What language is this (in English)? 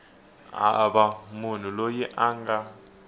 Tsonga